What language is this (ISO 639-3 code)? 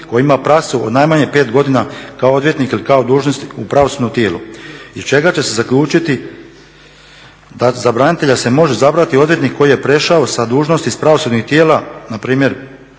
hrv